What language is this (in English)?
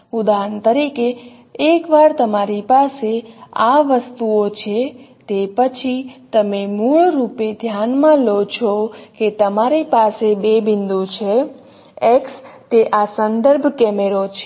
Gujarati